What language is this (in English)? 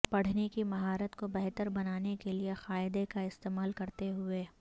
Urdu